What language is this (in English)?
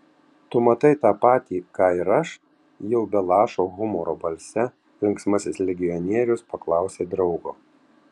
Lithuanian